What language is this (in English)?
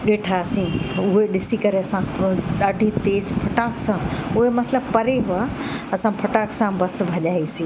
Sindhi